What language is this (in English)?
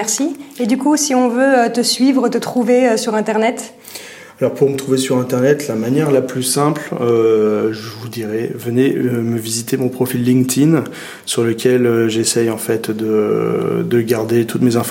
French